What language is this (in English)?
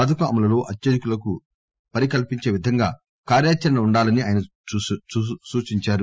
Telugu